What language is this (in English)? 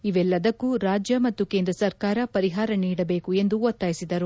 Kannada